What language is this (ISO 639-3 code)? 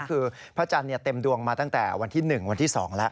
tha